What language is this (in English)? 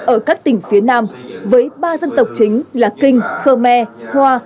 Vietnamese